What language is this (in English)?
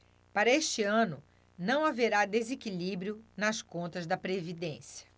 Portuguese